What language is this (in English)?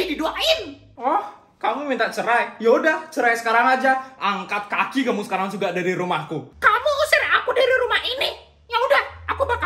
Indonesian